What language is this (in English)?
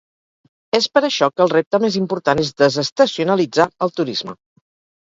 Catalan